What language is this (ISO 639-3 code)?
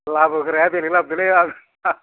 brx